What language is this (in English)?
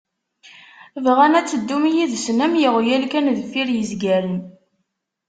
Kabyle